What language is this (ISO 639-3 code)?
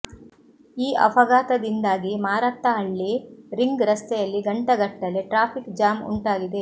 kan